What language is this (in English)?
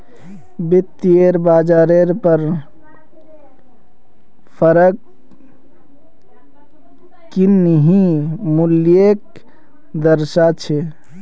Magahi